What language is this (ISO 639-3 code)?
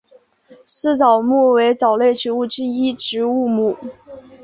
zho